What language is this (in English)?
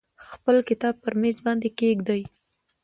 Pashto